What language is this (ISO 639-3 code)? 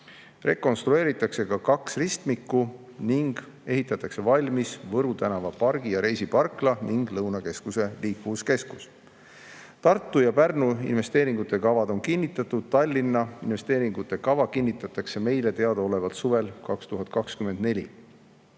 est